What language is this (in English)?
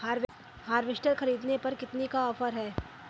Hindi